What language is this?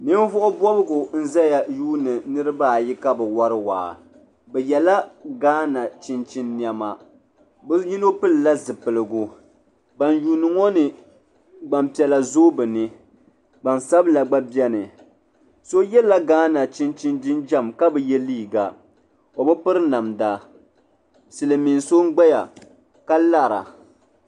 Dagbani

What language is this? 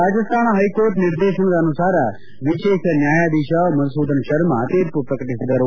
Kannada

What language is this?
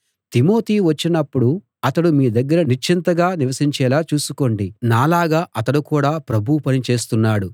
Telugu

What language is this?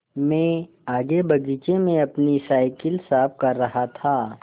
Hindi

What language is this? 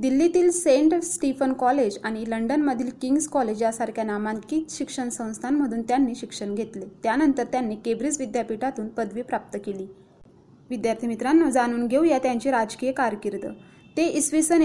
Marathi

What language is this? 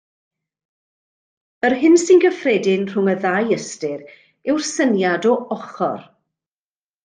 Welsh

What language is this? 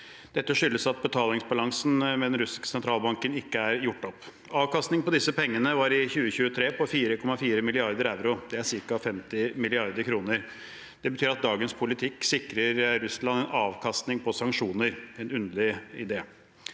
Norwegian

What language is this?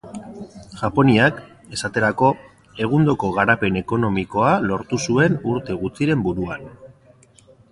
Basque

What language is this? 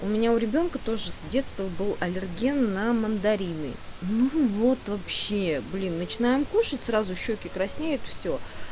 Russian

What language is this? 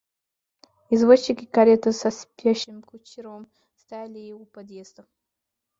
Russian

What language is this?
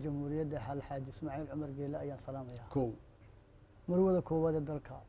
Arabic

